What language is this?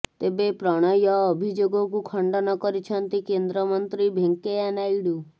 Odia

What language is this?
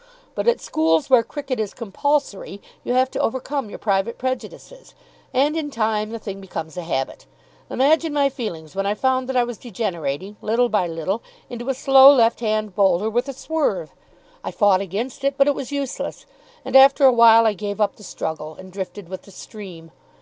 English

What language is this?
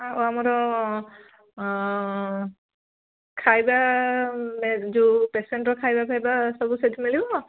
Odia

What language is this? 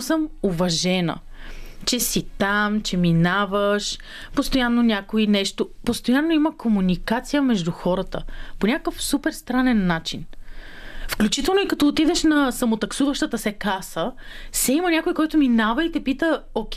Bulgarian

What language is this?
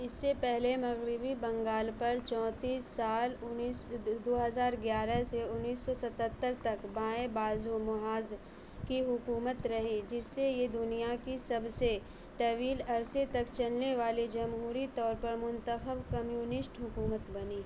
Urdu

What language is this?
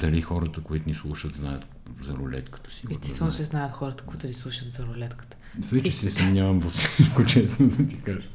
Bulgarian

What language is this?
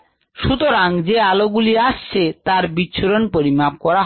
Bangla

